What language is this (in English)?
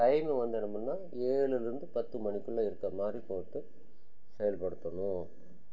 Tamil